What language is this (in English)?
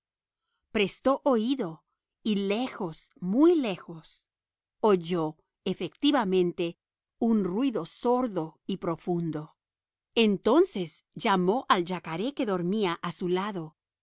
Spanish